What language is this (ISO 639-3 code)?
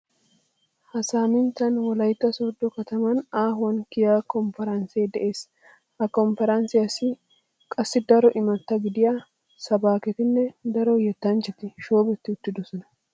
wal